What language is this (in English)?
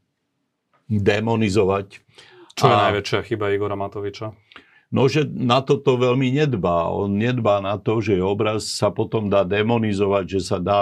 Slovak